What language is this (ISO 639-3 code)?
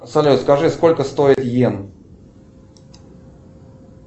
rus